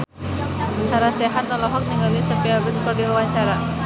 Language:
Sundanese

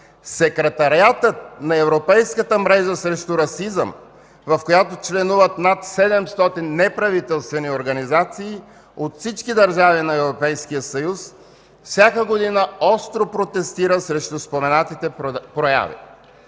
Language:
Bulgarian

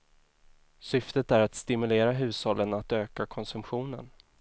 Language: Swedish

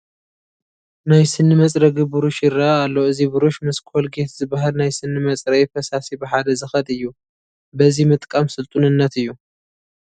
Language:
Tigrinya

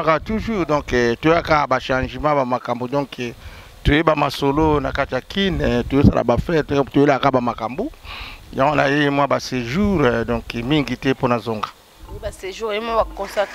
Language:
French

